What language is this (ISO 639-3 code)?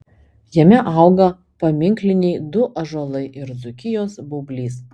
lit